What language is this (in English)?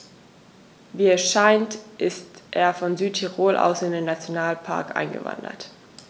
German